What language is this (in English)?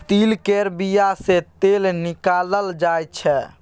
Maithili